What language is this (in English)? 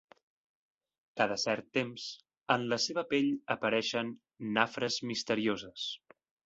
Catalan